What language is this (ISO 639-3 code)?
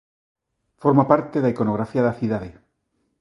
glg